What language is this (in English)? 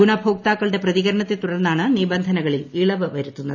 Malayalam